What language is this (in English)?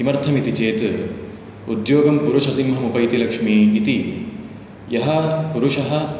Sanskrit